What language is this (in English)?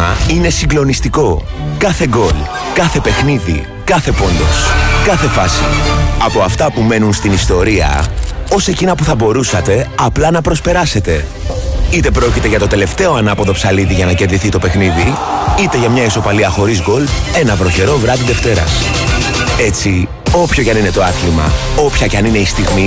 Greek